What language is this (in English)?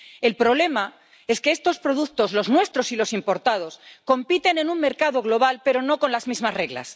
Spanish